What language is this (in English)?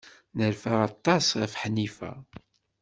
Kabyle